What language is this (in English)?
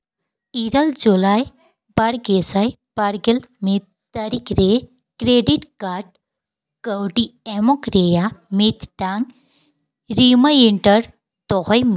Santali